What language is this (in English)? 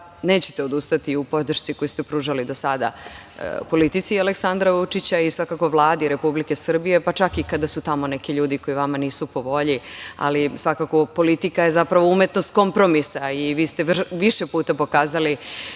Serbian